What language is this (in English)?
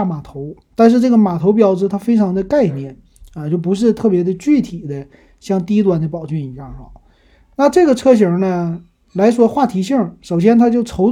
Chinese